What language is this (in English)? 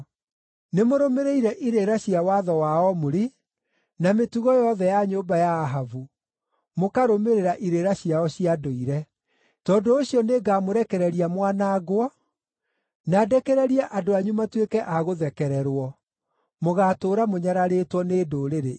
Kikuyu